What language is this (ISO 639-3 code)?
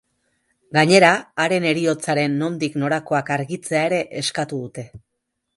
eus